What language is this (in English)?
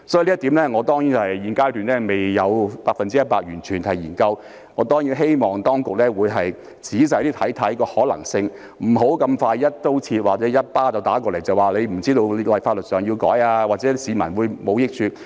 Cantonese